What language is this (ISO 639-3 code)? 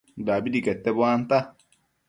mcf